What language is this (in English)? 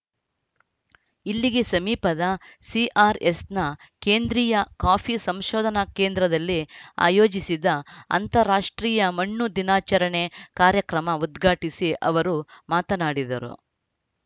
Kannada